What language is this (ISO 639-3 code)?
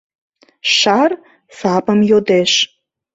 chm